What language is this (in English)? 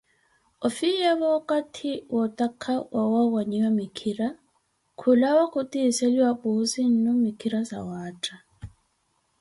Koti